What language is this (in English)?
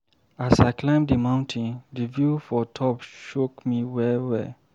Nigerian Pidgin